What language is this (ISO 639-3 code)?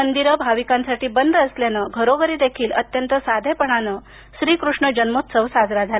mar